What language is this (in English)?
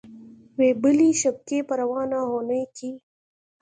Pashto